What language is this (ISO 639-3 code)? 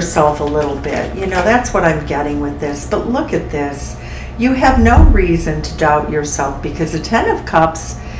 eng